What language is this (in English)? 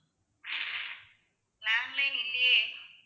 Tamil